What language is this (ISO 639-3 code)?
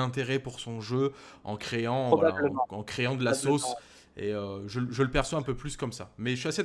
fra